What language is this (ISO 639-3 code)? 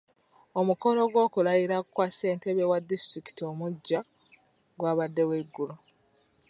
lug